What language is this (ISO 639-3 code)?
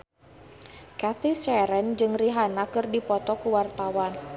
sun